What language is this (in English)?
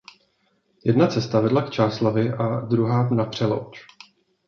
Czech